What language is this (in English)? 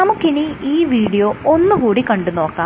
Malayalam